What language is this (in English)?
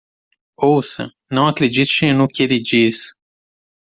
Portuguese